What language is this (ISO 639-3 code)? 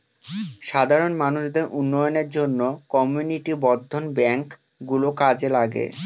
ben